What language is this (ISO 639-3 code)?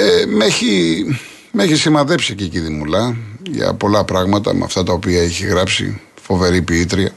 ell